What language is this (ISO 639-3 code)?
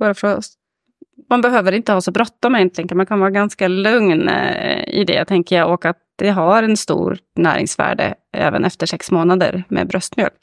swe